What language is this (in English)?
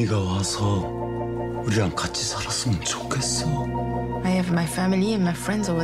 French